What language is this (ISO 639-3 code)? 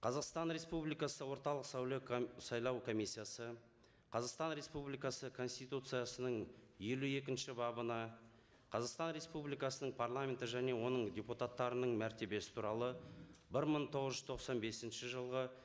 kaz